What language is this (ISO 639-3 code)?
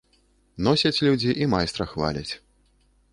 bel